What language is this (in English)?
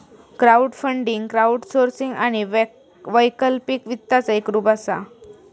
Marathi